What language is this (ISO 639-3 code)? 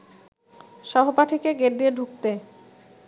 ben